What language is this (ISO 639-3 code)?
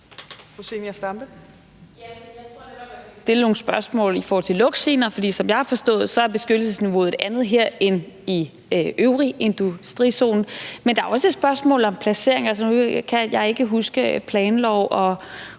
dan